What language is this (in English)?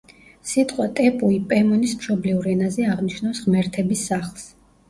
Georgian